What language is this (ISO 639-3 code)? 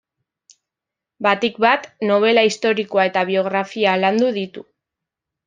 eus